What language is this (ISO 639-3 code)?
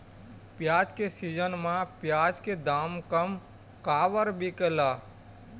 hne